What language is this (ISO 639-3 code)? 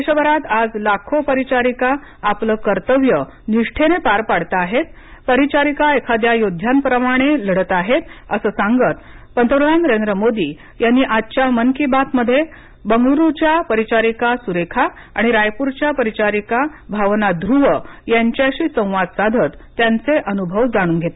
mar